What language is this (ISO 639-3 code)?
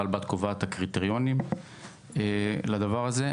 heb